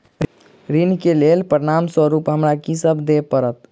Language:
Maithili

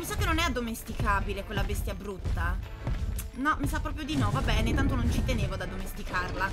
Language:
Italian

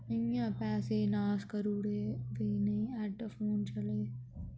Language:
Dogri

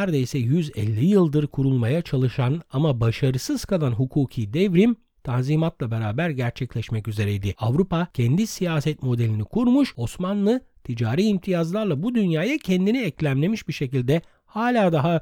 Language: Turkish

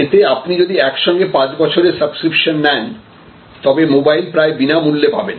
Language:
Bangla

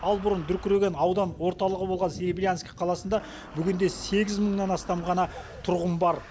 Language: Kazakh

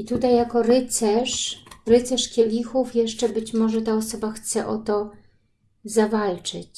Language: Polish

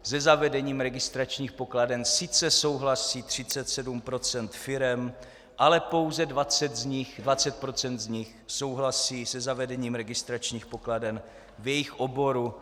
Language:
Czech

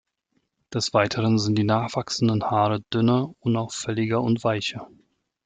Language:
German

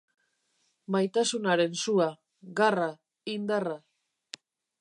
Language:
Basque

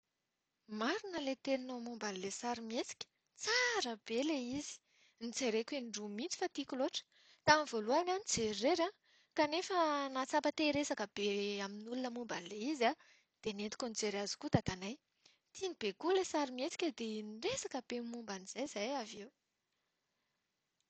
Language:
Malagasy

